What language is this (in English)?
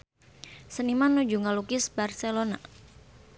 Sundanese